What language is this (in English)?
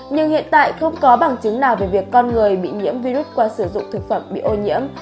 Vietnamese